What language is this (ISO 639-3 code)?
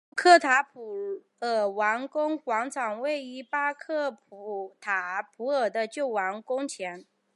zho